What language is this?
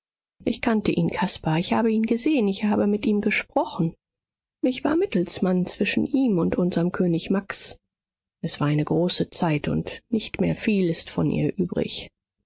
German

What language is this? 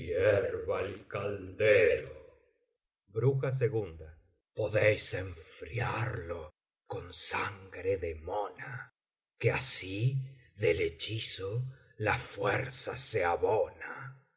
Spanish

